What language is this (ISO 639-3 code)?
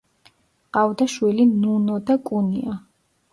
kat